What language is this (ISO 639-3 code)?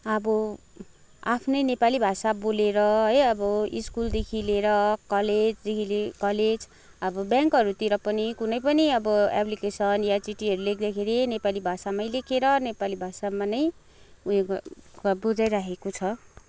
nep